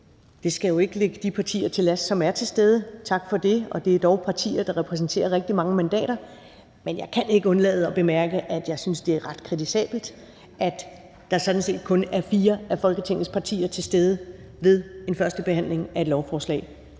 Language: Danish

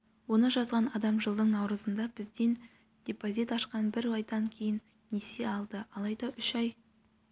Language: Kazakh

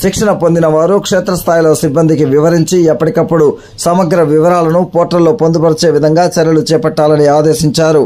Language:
Telugu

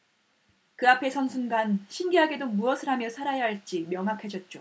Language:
Korean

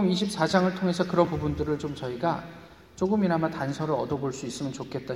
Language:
Korean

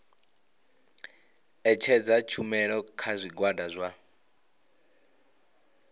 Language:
Venda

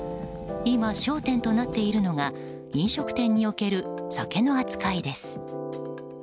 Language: Japanese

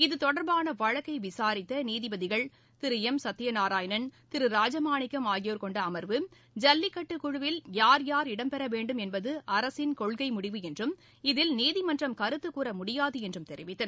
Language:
Tamil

